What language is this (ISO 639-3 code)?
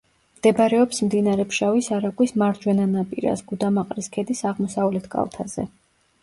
kat